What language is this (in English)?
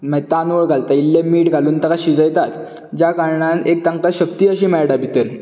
Konkani